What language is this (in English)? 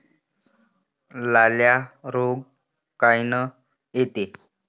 Marathi